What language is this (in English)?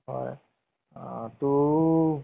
Assamese